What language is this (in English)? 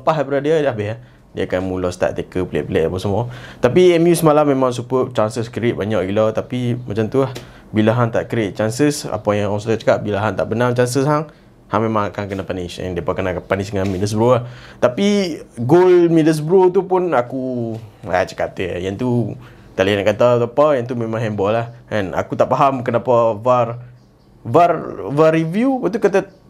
Malay